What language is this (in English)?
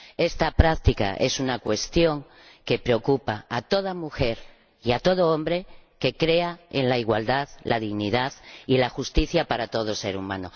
Spanish